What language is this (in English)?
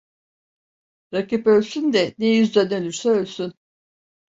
Turkish